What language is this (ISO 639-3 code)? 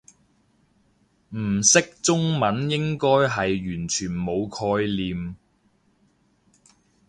yue